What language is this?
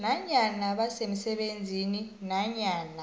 South Ndebele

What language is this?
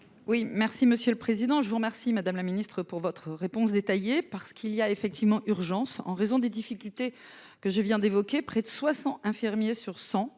French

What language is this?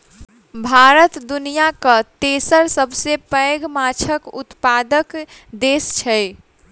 Maithili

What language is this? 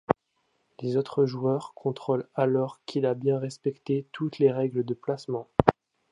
French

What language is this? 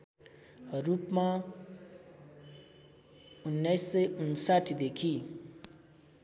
Nepali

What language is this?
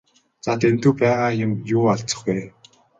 Mongolian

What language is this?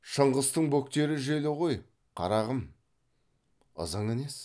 Kazakh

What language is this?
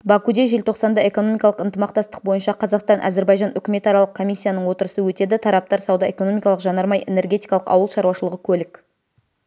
Kazakh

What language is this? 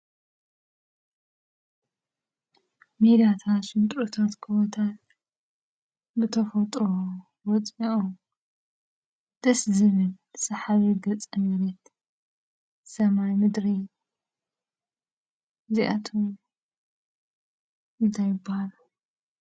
Tigrinya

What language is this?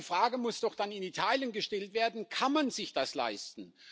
German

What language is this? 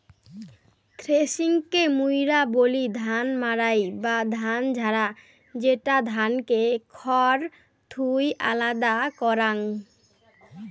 Bangla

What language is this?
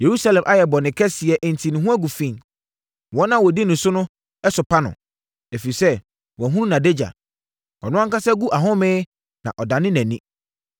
Akan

